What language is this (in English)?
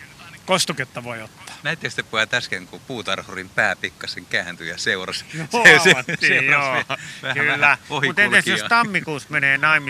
Finnish